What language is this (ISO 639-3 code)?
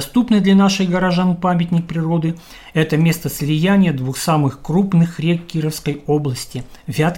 rus